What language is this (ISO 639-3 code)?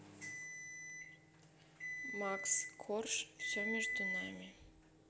rus